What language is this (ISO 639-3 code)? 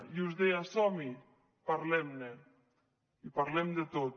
cat